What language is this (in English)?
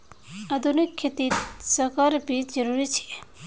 Magahi